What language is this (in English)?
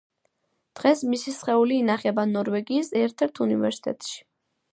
Georgian